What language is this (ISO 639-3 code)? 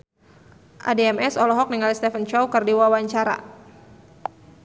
sun